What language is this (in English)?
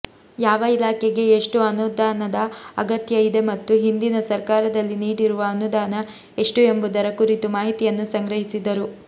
Kannada